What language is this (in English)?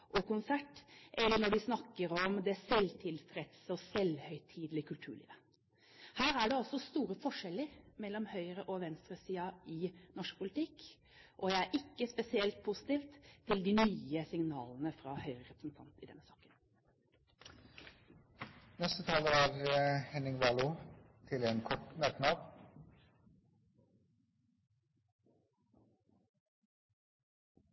Norwegian Bokmål